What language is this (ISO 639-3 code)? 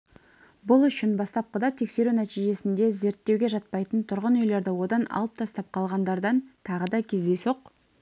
kaz